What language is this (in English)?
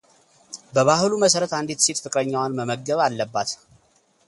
Amharic